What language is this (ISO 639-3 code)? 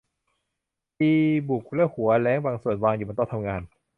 tha